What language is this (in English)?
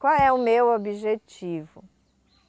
Portuguese